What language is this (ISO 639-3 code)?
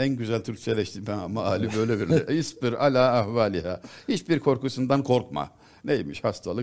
tur